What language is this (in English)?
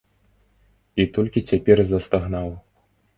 Belarusian